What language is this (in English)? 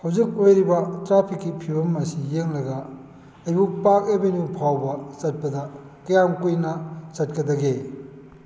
Manipuri